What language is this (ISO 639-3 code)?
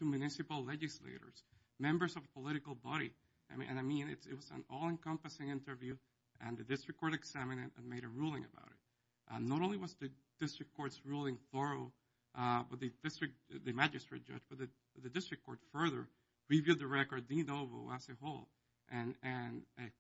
eng